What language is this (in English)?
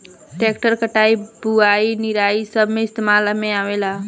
Bhojpuri